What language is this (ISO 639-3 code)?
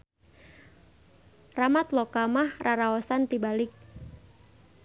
sun